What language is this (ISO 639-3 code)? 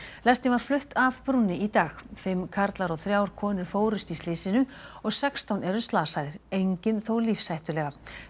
isl